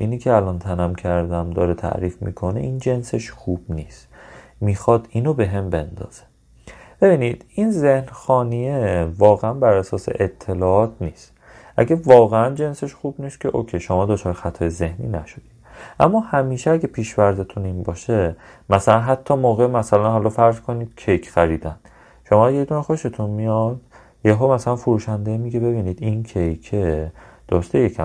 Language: Persian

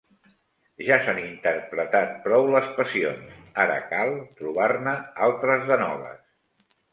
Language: Catalan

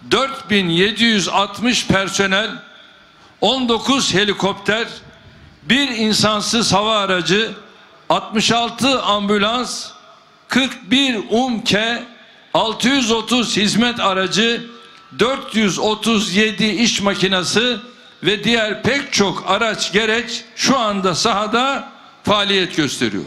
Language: Turkish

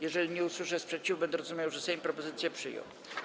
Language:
Polish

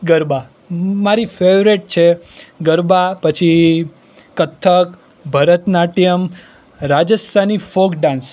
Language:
Gujarati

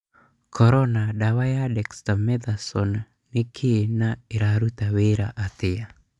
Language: Kikuyu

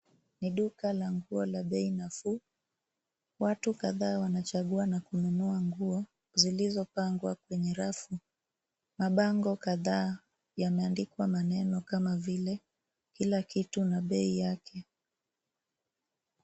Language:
Swahili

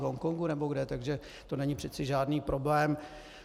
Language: Czech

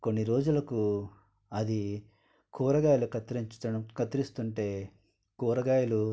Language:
Telugu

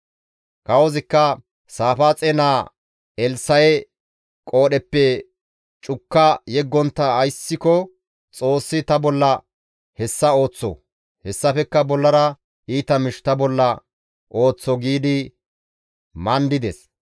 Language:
Gamo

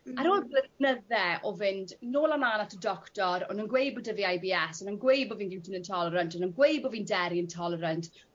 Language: Welsh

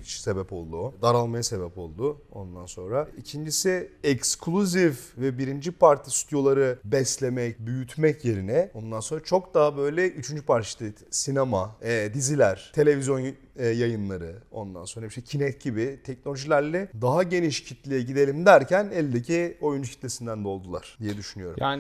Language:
Turkish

